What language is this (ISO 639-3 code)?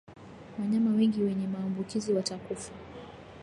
swa